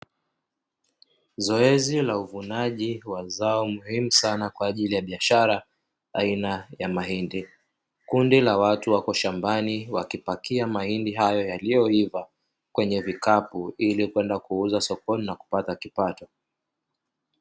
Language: Swahili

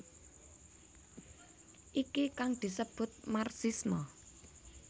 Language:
Javanese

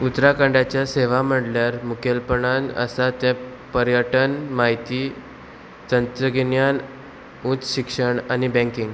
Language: Konkani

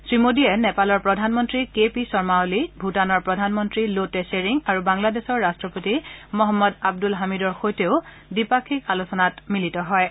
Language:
Assamese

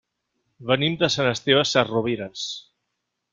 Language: Catalan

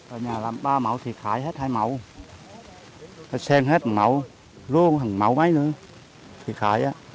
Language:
Vietnamese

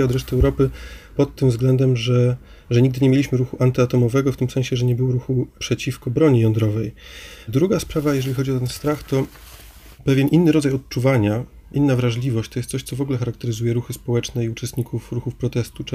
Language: Polish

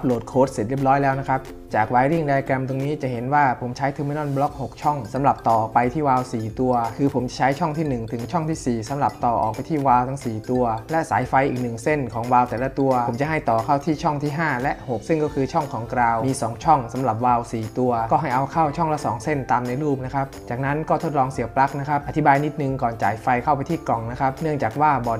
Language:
Thai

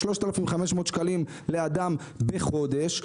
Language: Hebrew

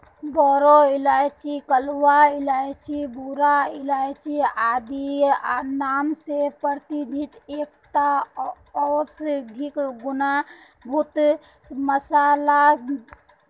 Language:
Magahi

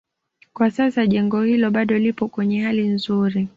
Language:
Swahili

